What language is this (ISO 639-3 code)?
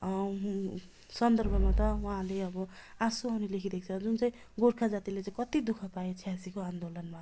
nep